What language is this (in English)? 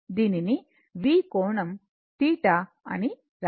Telugu